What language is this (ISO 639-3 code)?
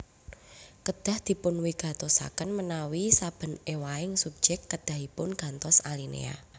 jav